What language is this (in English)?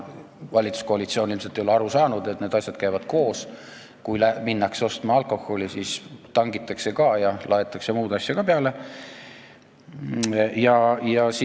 Estonian